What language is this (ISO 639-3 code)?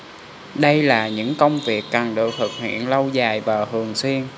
vie